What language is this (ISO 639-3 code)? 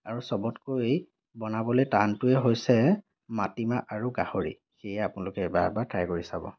asm